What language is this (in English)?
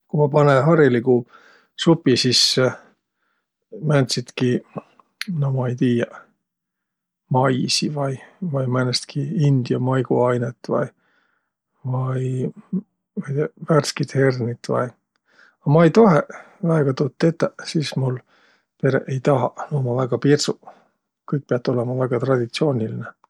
Võro